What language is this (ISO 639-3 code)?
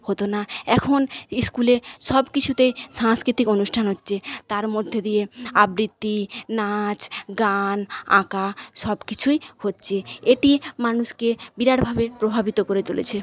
ben